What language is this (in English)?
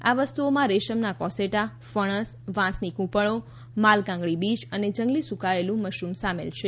Gujarati